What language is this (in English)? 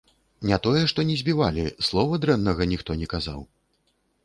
Belarusian